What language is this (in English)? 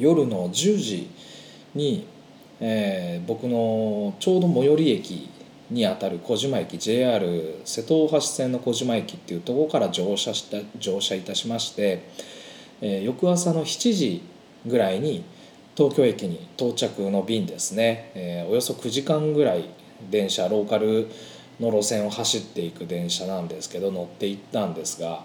Japanese